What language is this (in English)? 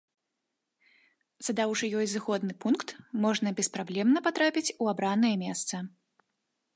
Belarusian